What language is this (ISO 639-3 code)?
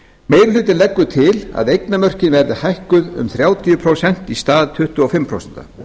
isl